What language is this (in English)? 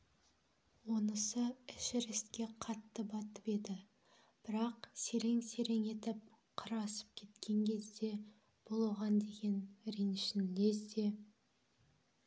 Kazakh